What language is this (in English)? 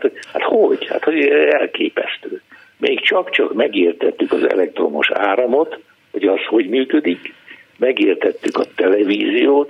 Hungarian